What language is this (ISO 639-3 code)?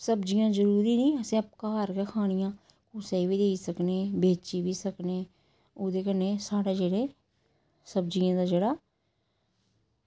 doi